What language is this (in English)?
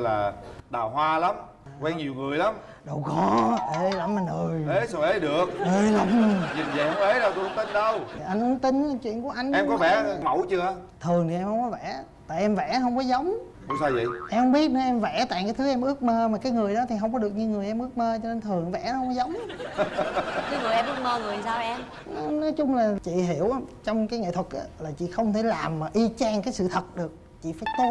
Vietnamese